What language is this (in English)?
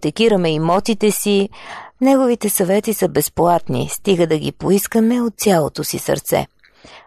Bulgarian